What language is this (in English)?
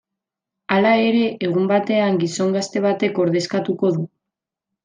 Basque